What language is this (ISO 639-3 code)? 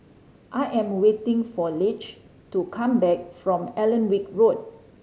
eng